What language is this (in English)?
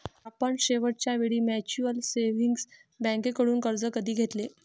Marathi